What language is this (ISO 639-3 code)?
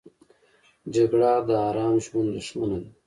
pus